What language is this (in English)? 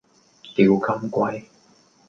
Cantonese